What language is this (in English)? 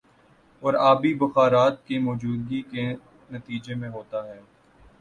Urdu